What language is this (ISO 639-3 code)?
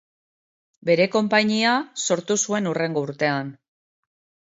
eus